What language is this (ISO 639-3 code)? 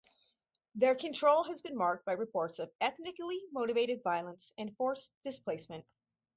eng